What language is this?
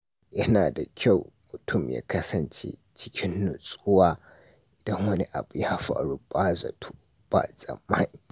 Hausa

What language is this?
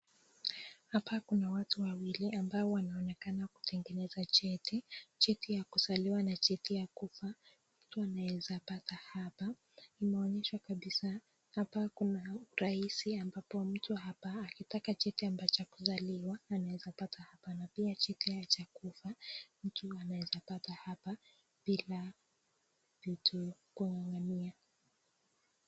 Swahili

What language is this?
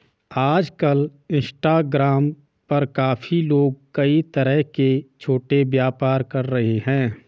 Hindi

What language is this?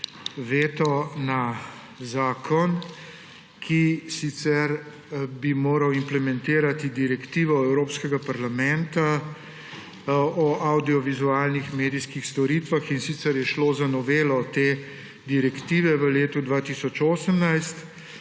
Slovenian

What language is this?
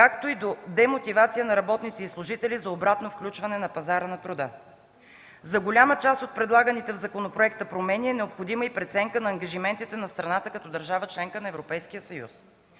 Bulgarian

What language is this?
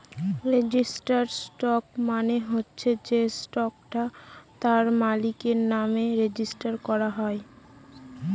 Bangla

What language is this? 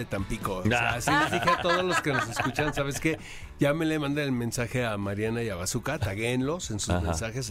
Spanish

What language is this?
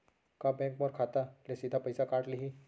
Chhattisgarhi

